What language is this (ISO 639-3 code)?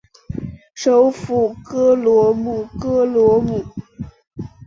zho